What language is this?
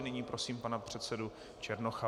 Czech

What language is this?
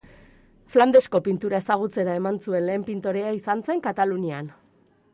Basque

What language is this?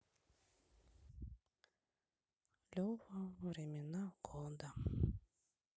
Russian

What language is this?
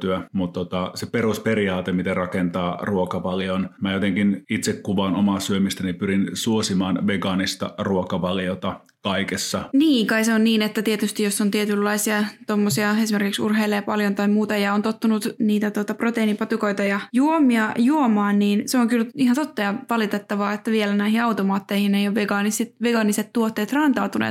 Finnish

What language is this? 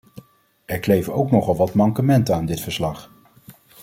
Dutch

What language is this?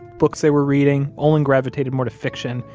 English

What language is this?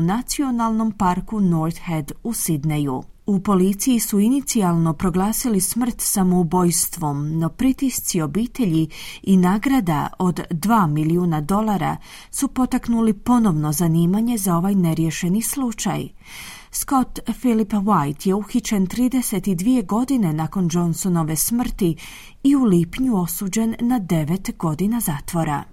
Croatian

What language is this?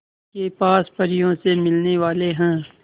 Hindi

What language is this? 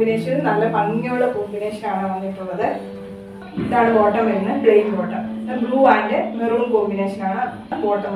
Malayalam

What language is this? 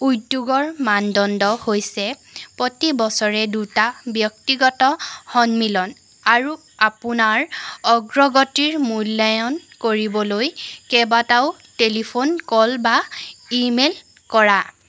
Assamese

